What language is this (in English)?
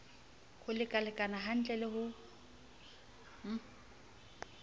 Southern Sotho